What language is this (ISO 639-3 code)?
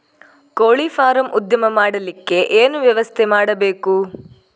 kan